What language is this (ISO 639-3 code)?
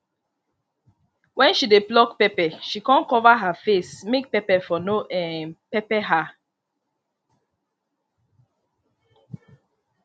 pcm